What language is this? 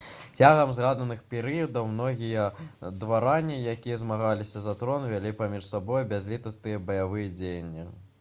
Belarusian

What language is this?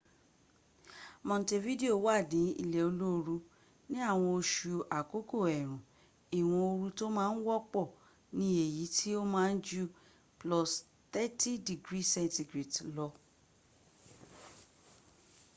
Yoruba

